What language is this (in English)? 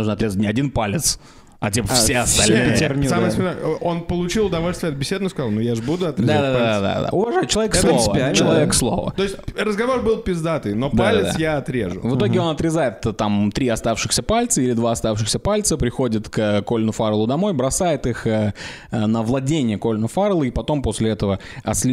Russian